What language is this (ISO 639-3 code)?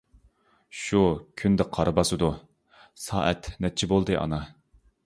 uig